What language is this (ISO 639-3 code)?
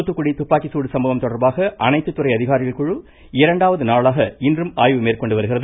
tam